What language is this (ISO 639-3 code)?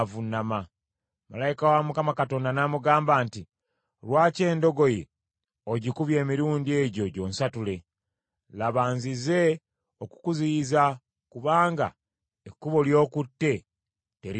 lug